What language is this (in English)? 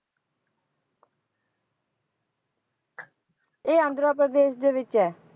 Punjabi